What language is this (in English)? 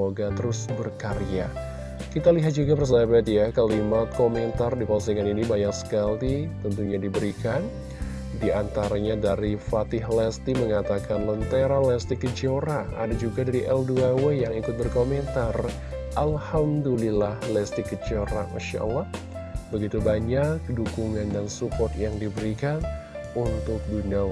Indonesian